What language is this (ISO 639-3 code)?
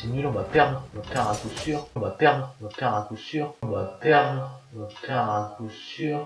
fra